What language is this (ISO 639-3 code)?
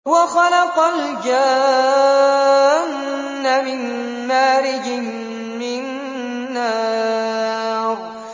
ara